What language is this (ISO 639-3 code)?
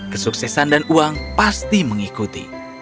ind